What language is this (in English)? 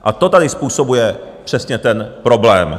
Czech